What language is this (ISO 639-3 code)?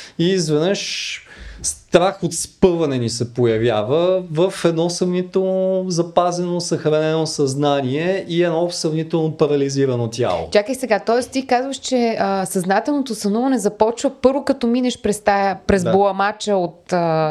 bul